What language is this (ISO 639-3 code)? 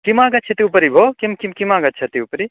san